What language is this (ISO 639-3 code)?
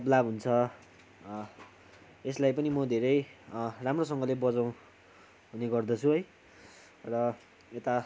nep